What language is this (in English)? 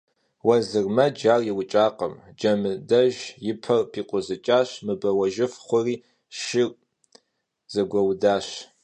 Kabardian